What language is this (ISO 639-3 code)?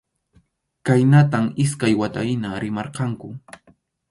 qxu